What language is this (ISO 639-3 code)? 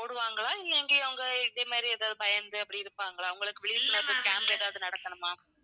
tam